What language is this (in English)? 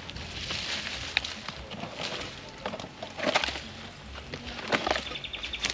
Filipino